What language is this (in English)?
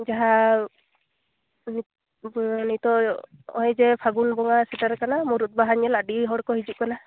Santali